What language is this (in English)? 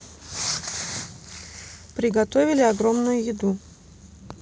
Russian